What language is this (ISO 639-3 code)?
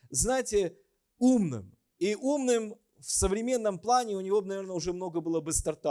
rus